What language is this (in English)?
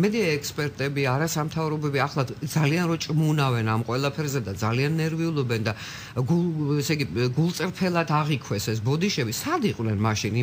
Greek